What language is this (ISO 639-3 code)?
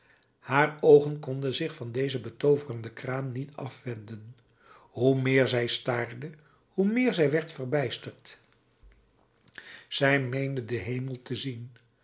nld